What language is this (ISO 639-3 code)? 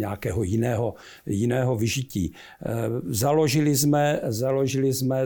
ces